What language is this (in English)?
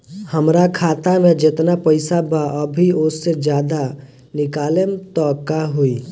Bhojpuri